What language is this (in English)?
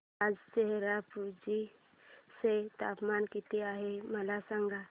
Marathi